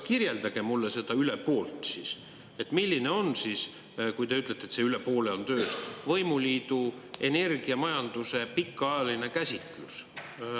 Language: Estonian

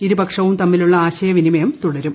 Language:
Malayalam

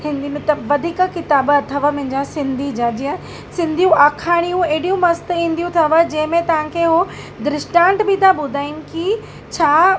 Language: Sindhi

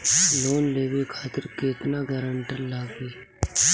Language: Bhojpuri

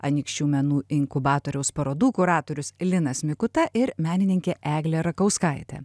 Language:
Lithuanian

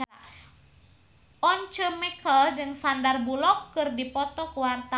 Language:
Sundanese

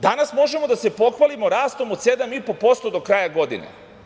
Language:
Serbian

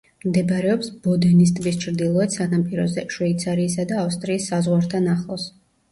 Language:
Georgian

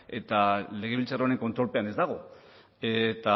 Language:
Basque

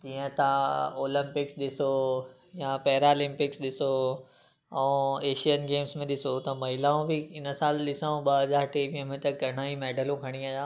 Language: Sindhi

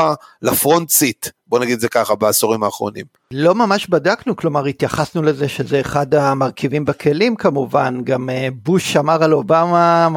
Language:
Hebrew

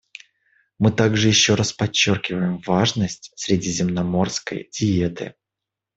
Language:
Russian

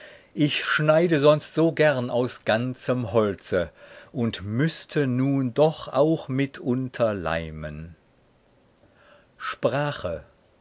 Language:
German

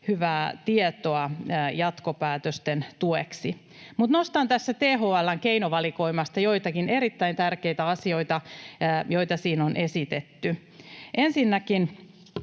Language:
Finnish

